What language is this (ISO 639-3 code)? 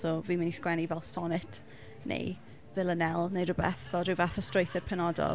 cym